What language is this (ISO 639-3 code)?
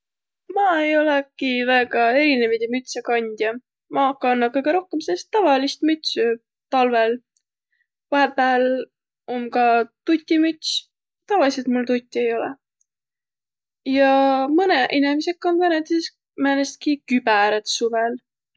vro